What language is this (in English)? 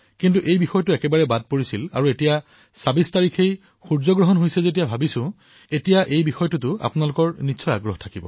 Assamese